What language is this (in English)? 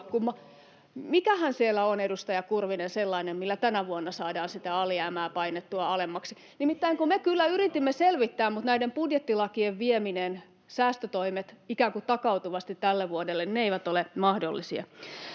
Finnish